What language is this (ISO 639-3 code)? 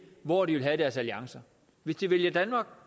dan